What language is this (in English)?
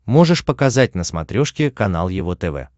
Russian